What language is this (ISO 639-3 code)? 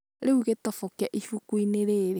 kik